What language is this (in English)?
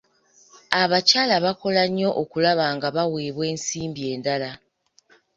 Ganda